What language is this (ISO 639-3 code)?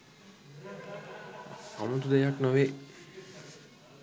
sin